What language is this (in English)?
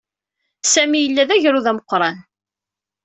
Kabyle